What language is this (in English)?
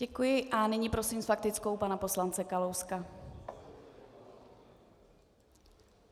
Czech